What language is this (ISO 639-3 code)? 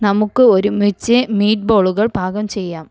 mal